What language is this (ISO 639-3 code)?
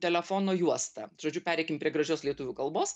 lit